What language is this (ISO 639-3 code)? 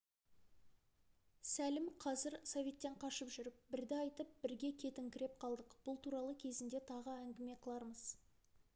kaz